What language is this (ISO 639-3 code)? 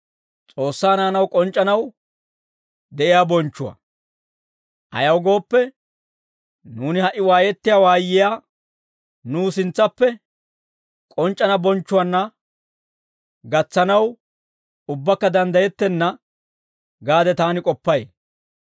dwr